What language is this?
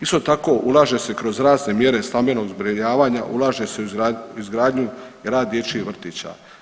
Croatian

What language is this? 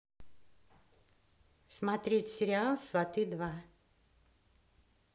Russian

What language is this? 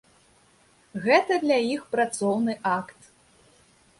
Belarusian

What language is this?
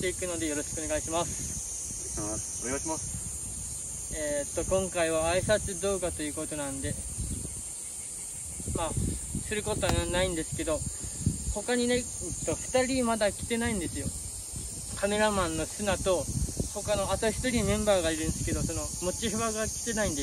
Japanese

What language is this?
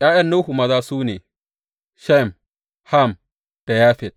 Hausa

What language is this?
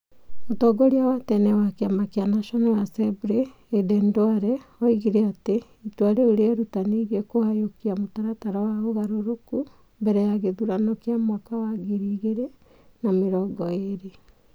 Kikuyu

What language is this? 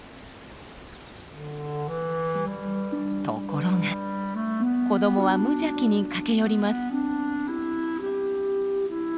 Japanese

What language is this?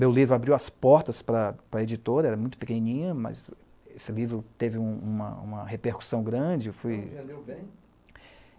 Portuguese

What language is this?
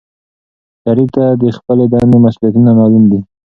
Pashto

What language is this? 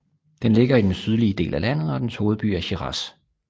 Danish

